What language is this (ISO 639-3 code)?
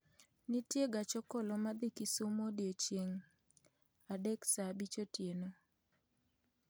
luo